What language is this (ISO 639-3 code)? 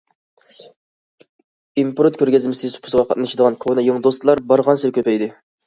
uig